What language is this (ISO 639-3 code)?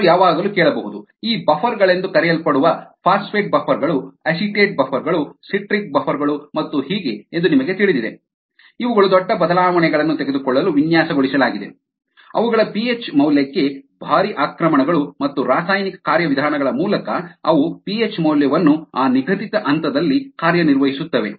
kan